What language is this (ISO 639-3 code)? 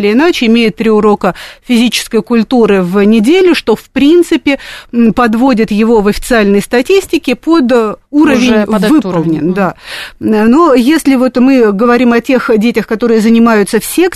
rus